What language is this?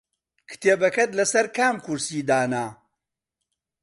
Central Kurdish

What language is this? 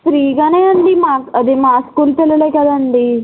Telugu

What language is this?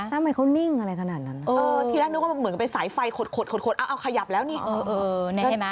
Thai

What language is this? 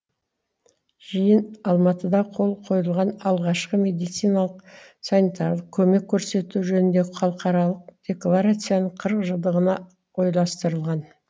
Kazakh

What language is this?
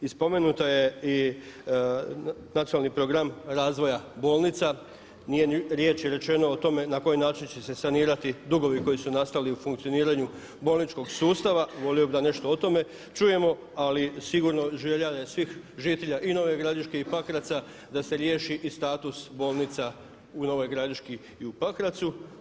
Croatian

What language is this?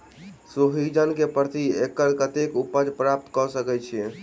Maithili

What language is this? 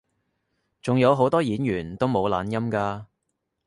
Cantonese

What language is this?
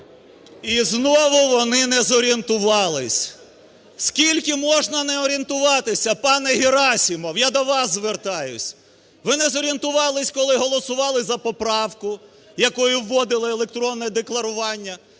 Ukrainian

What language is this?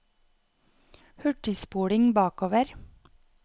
Norwegian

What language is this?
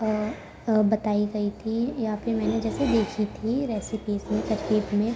Urdu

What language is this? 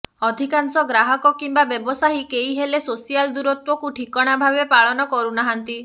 Odia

